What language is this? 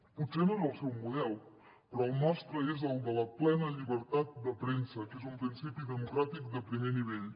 Catalan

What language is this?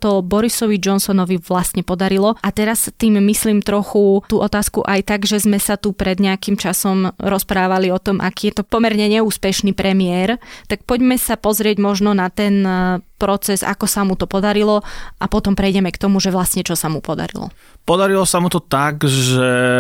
Slovak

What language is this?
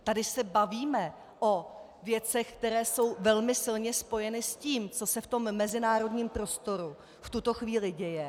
Czech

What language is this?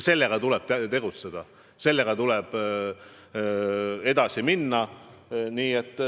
Estonian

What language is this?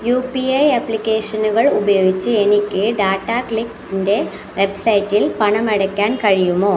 Malayalam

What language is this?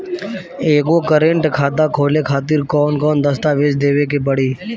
Bhojpuri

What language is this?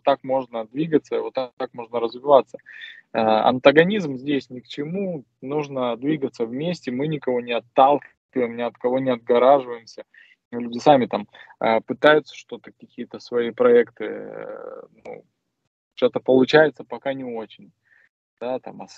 Russian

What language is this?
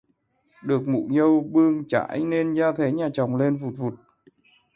Vietnamese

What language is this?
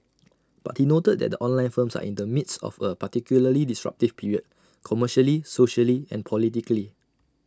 English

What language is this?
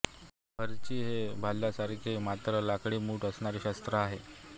Marathi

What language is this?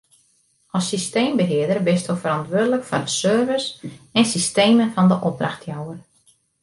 Western Frisian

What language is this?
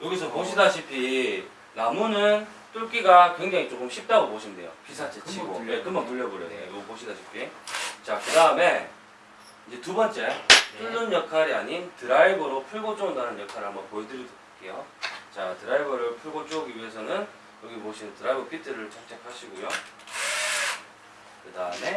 Korean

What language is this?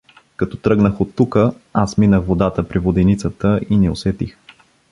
Bulgarian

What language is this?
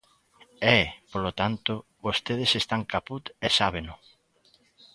Galician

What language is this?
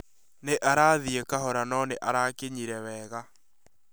Kikuyu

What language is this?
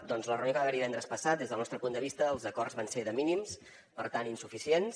Catalan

